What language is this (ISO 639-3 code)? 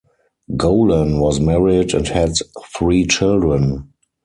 eng